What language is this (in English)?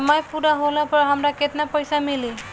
Bhojpuri